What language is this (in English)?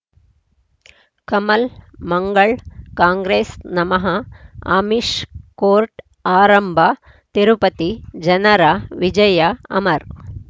Kannada